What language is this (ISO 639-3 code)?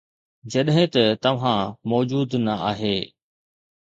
snd